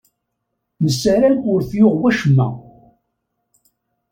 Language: Kabyle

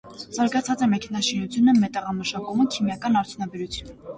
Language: Armenian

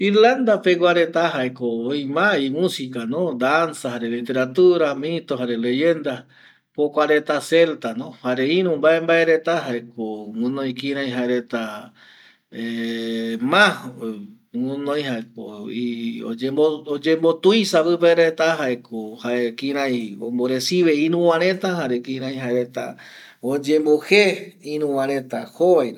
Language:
Eastern Bolivian Guaraní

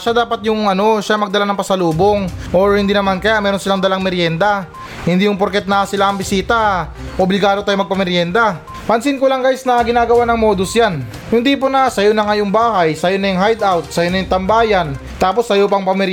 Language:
Filipino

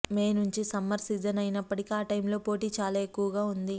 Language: Telugu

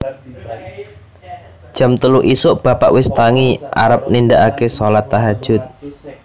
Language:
Javanese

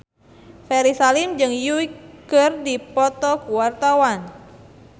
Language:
Sundanese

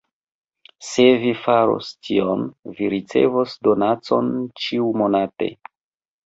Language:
Esperanto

